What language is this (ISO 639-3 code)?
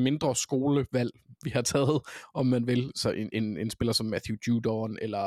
dan